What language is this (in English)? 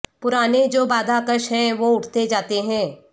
Urdu